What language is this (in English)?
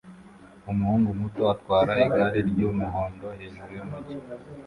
Kinyarwanda